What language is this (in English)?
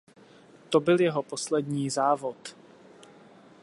Czech